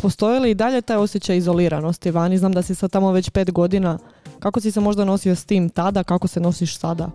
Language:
Croatian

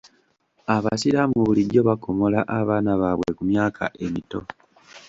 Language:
Ganda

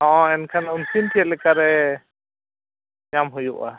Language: Santali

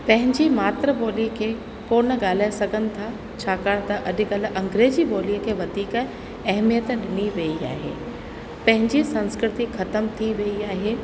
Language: Sindhi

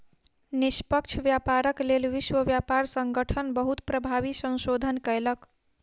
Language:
Maithili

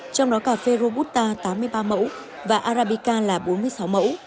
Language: Vietnamese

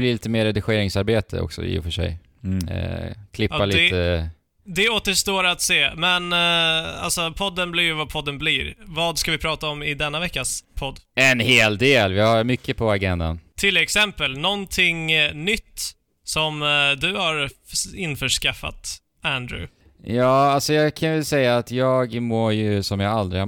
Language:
Swedish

